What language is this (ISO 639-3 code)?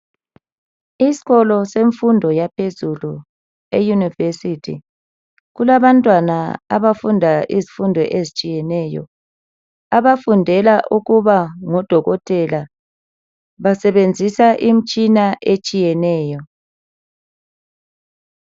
nde